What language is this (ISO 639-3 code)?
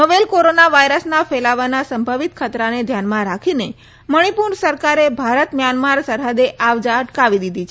guj